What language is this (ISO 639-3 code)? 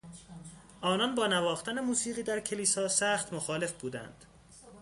fas